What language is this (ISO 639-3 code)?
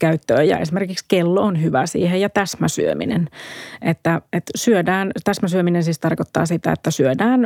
fin